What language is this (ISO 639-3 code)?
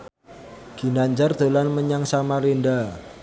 jav